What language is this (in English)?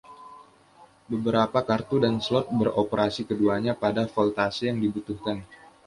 Indonesian